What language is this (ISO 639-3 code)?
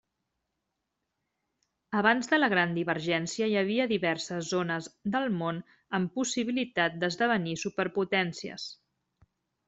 cat